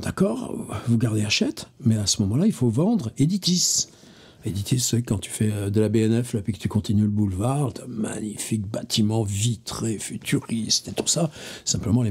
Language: French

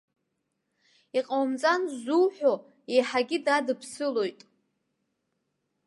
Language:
Abkhazian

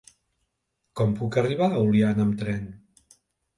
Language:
Catalan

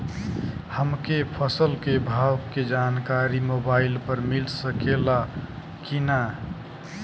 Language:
Bhojpuri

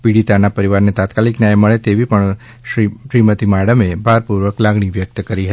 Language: Gujarati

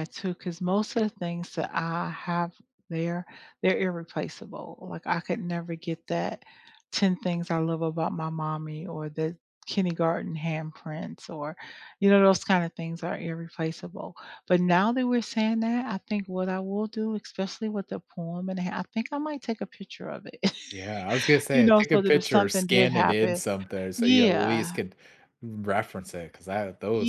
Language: English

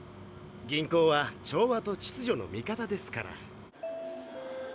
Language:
Japanese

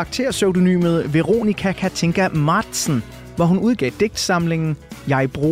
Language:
Danish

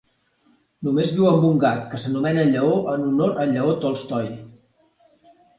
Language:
Catalan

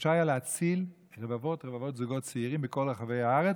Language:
Hebrew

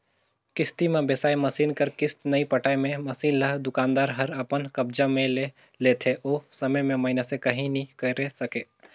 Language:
Chhattisgarhi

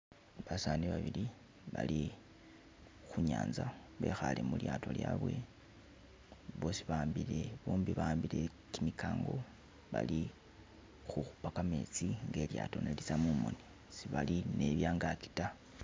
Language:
Masaaba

